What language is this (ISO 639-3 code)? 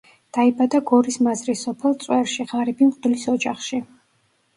kat